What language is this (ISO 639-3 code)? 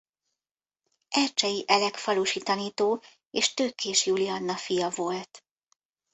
hun